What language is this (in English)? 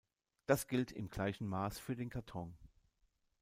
German